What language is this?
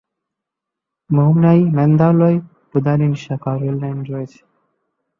Bangla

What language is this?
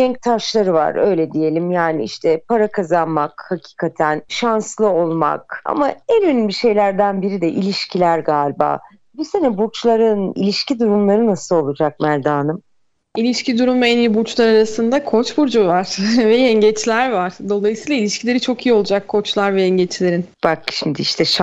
Turkish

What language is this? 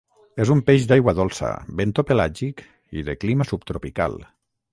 Catalan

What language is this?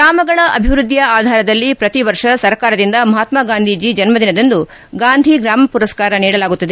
Kannada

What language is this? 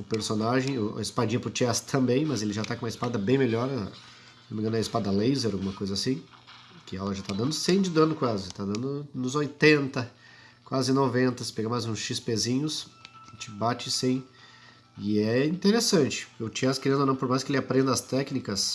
Portuguese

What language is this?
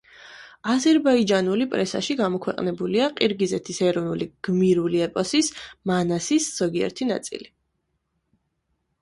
Georgian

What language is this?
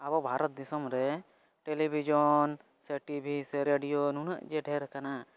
Santali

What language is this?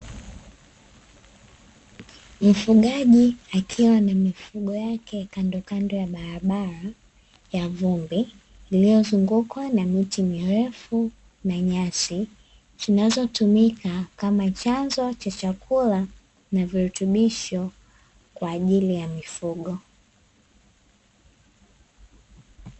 Swahili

